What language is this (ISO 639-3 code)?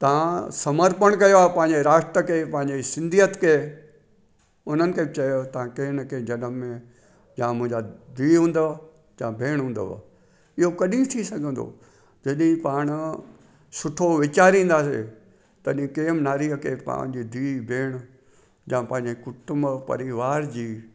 snd